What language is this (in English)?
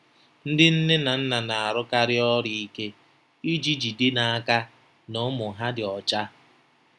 Igbo